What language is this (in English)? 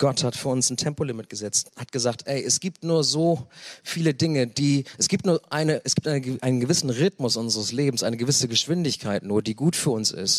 German